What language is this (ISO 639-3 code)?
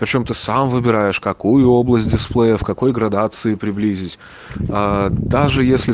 rus